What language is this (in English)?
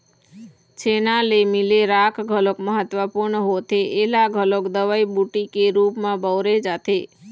Chhattisgarhi